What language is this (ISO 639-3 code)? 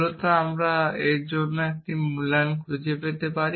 ben